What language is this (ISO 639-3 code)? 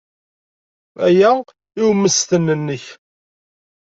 kab